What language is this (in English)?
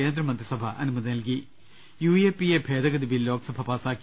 Malayalam